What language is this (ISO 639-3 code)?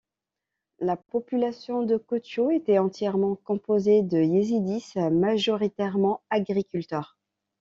fra